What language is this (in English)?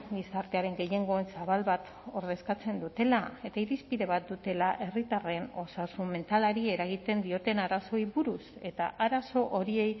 Basque